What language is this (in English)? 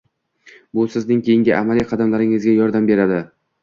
Uzbek